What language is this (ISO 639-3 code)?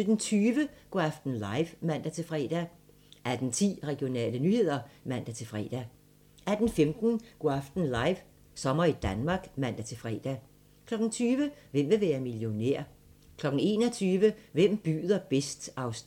dan